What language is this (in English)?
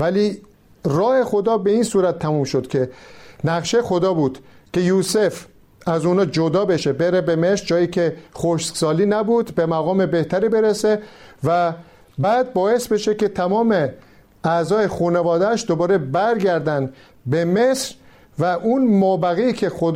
Persian